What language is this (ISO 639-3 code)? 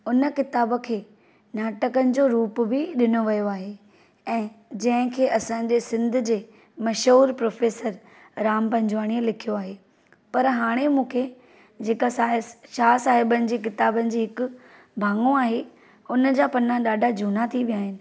snd